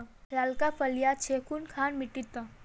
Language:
Magahi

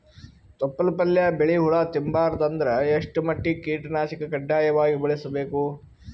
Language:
Kannada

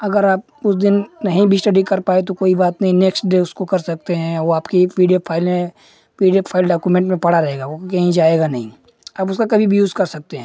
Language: Hindi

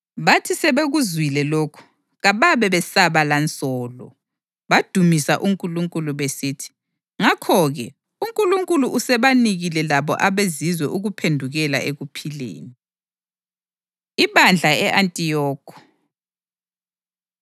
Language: North Ndebele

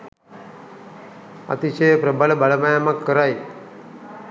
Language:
Sinhala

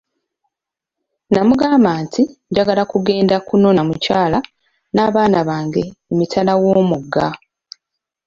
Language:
Ganda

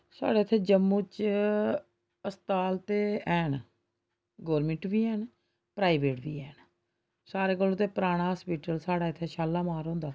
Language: Dogri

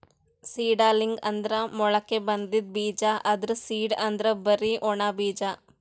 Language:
Kannada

